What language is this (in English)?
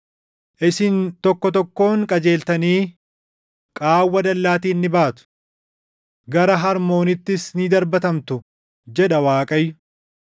Oromo